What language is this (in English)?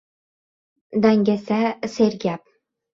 Uzbek